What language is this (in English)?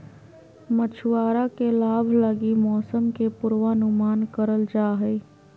Magahi